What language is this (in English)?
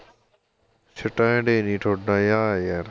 Punjabi